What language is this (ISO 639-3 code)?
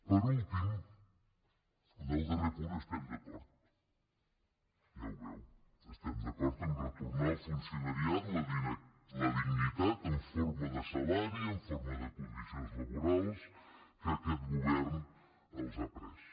cat